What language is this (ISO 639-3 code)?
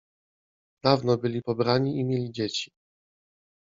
pol